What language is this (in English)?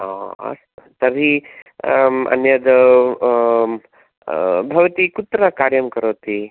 Sanskrit